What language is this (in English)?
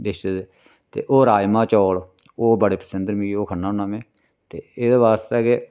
Dogri